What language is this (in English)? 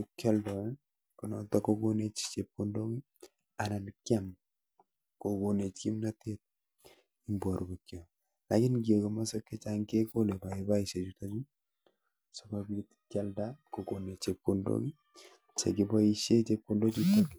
Kalenjin